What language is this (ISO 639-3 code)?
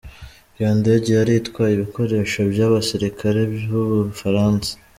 kin